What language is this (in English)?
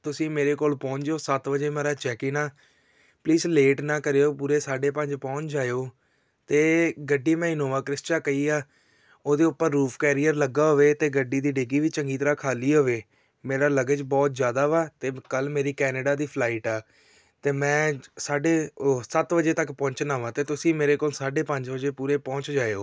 Punjabi